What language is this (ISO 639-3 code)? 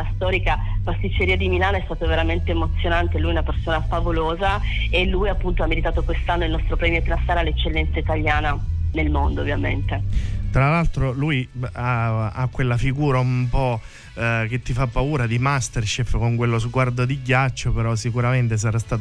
ita